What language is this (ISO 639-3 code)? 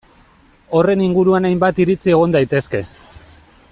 eus